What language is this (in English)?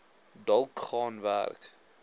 Afrikaans